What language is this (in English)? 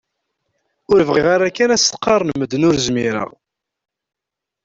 Kabyle